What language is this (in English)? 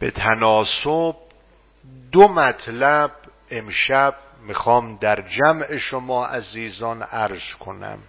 Persian